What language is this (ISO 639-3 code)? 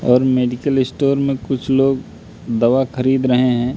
hin